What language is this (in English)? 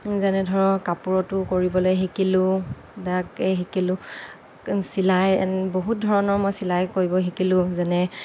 Assamese